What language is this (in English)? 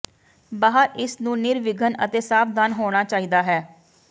Punjabi